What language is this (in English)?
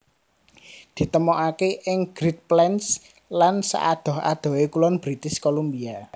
Javanese